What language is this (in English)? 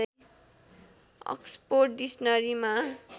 Nepali